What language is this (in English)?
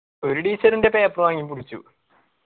Malayalam